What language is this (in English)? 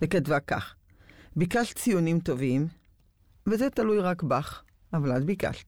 Hebrew